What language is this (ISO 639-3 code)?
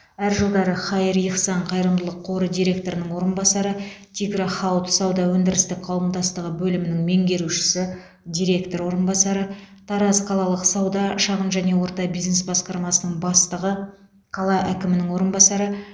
kaz